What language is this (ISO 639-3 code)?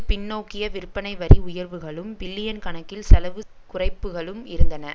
tam